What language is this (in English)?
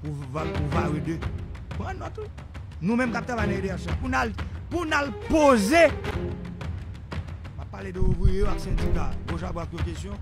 French